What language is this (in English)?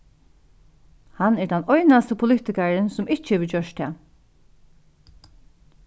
Faroese